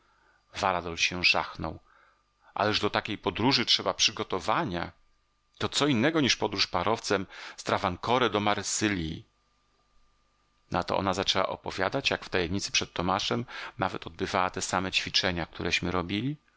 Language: Polish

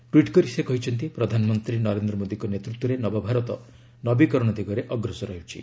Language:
Odia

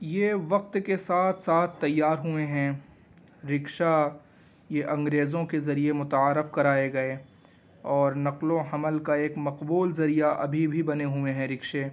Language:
Urdu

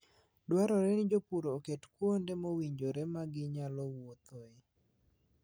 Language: Luo (Kenya and Tanzania)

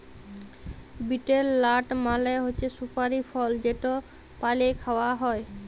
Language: Bangla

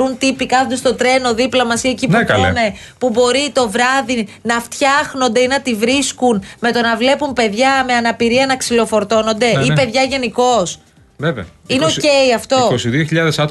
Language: Greek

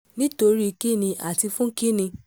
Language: Yoruba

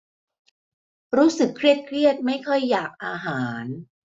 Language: Thai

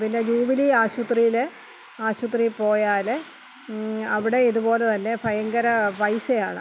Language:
Malayalam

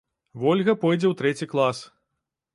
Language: Belarusian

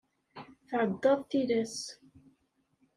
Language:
Kabyle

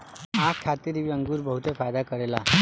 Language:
Bhojpuri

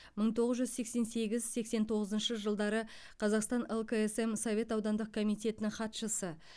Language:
Kazakh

